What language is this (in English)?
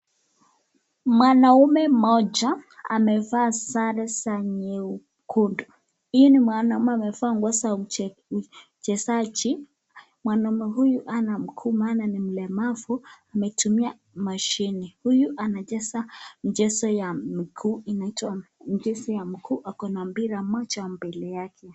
Swahili